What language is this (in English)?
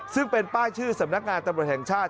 Thai